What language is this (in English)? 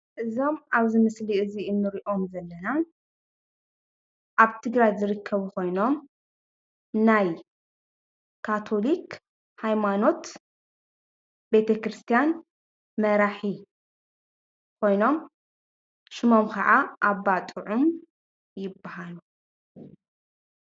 Tigrinya